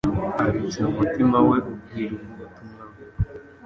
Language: Kinyarwanda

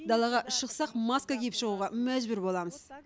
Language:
Kazakh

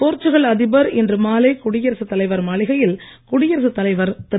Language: Tamil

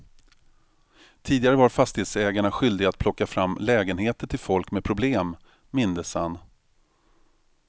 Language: Swedish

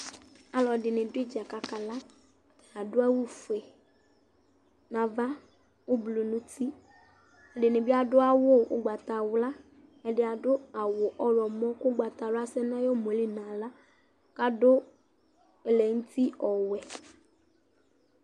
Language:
Ikposo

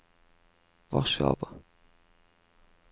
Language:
Norwegian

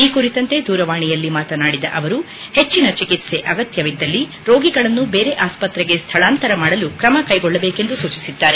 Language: Kannada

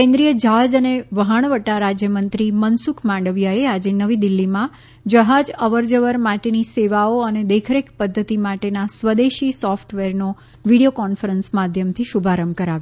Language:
Gujarati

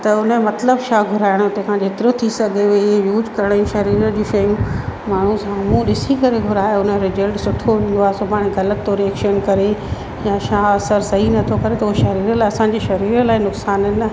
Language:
Sindhi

